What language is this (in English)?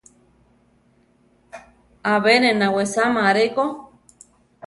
Central Tarahumara